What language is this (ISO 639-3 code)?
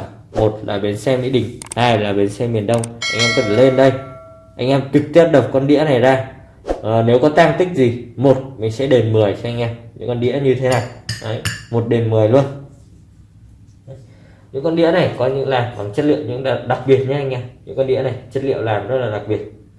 vie